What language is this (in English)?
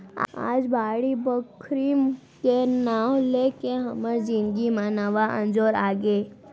Chhattisgarhi